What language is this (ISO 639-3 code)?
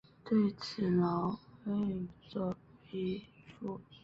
zho